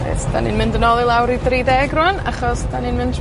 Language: Welsh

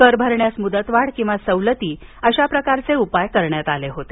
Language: Marathi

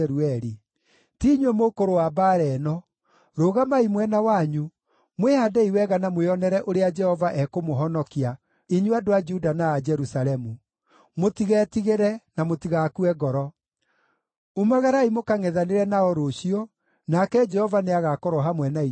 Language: Kikuyu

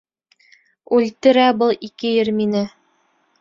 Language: Bashkir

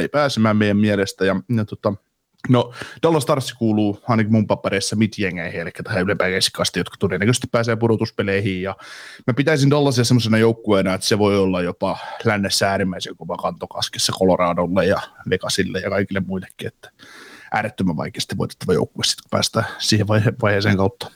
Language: Finnish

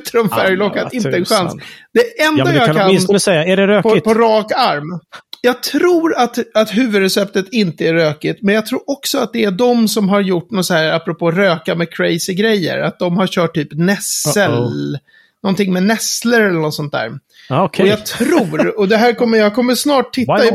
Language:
Swedish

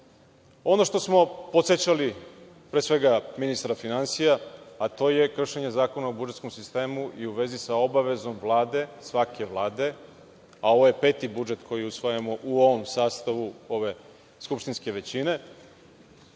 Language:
Serbian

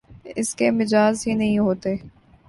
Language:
Urdu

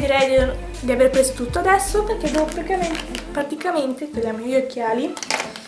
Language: Italian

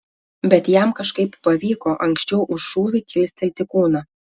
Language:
Lithuanian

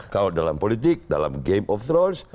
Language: Indonesian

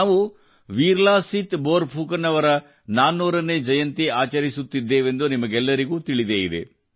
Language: Kannada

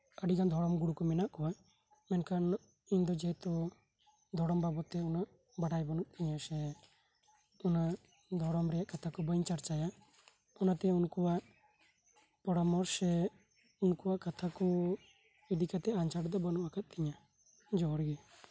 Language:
Santali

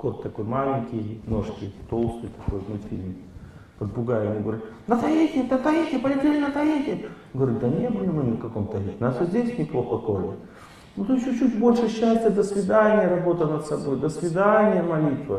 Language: Russian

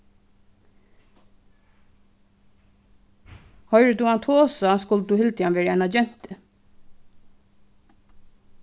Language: Faroese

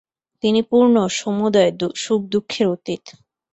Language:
Bangla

